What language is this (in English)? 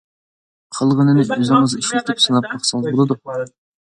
Uyghur